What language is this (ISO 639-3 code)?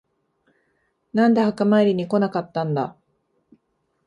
jpn